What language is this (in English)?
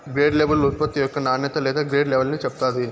Telugu